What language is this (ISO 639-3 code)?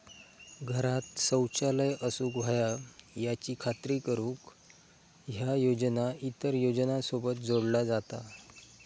mar